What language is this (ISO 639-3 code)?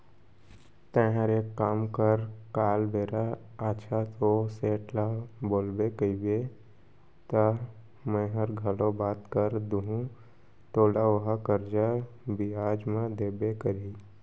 hne